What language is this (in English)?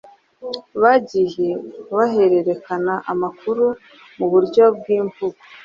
Kinyarwanda